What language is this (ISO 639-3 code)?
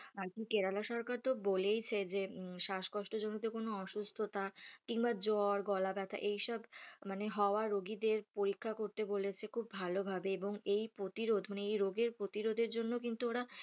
ben